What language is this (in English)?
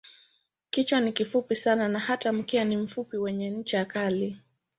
Swahili